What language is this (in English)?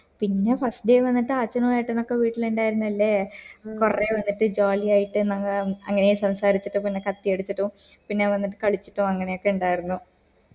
Malayalam